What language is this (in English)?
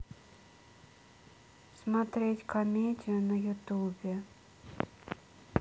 Russian